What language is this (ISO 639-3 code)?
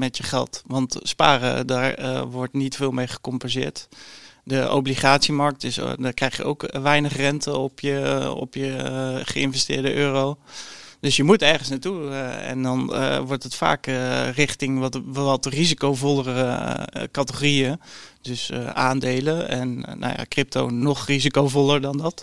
nld